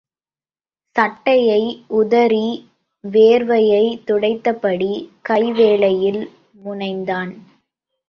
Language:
Tamil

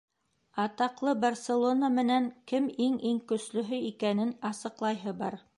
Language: Bashkir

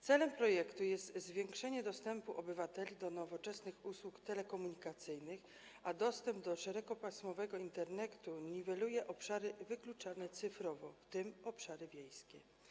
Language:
Polish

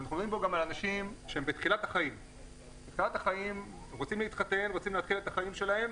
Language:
Hebrew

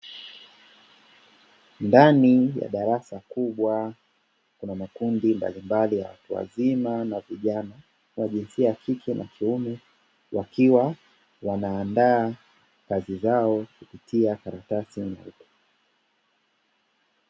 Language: Swahili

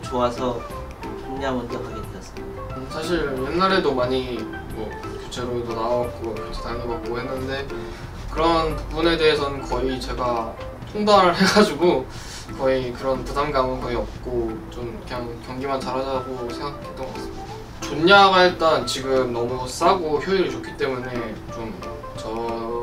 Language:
Korean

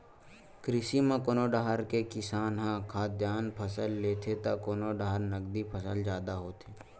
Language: Chhattisgarhi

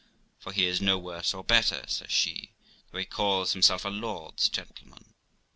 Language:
English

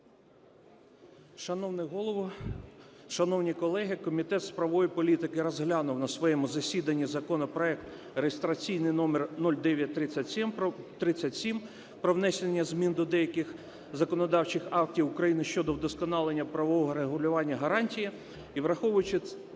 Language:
Ukrainian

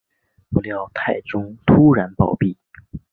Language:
Chinese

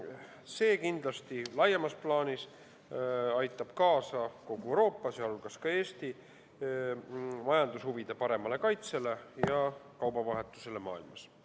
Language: Estonian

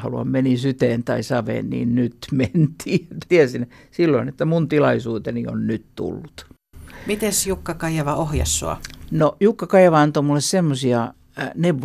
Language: Finnish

